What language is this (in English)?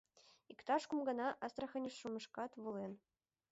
Mari